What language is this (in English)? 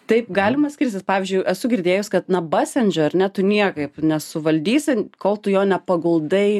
Lithuanian